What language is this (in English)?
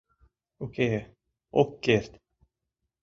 Mari